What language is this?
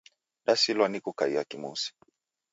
Taita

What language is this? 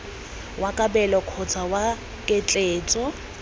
Tswana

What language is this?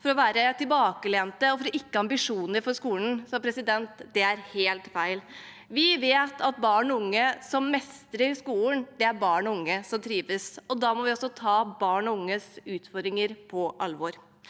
Norwegian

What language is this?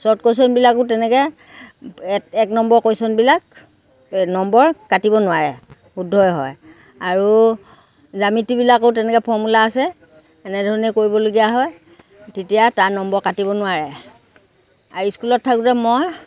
Assamese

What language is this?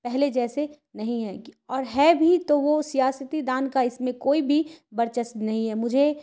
Urdu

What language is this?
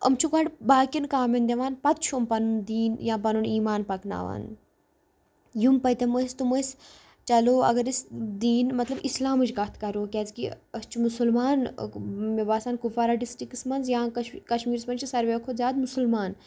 Kashmiri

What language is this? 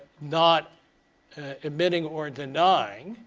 English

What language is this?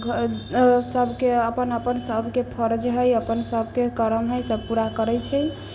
Maithili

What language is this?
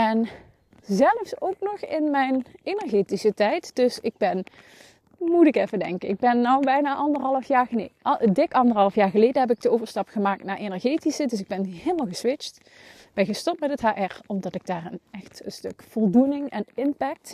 Dutch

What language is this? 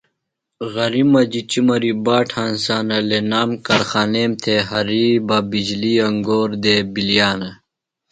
Phalura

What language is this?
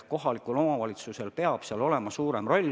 Estonian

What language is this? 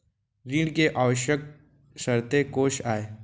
Chhattisgarhi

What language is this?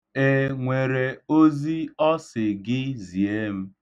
Igbo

